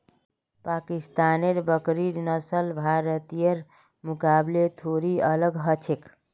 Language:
Magahi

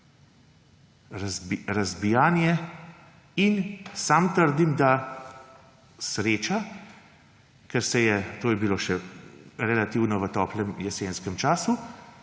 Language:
Slovenian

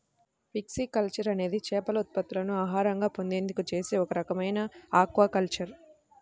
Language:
Telugu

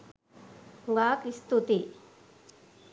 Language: Sinhala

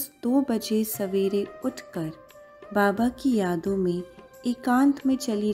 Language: Hindi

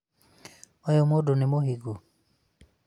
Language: Kikuyu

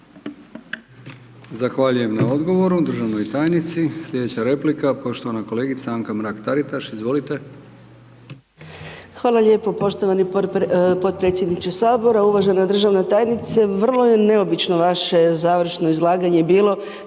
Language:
Croatian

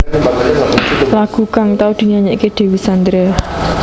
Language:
Javanese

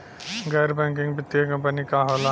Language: Bhojpuri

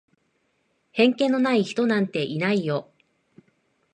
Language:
Japanese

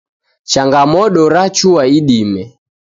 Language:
Taita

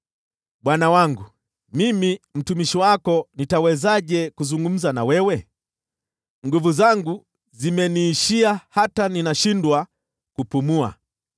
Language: Swahili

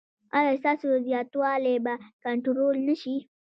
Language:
Pashto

